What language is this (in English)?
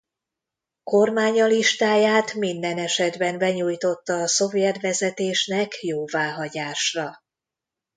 Hungarian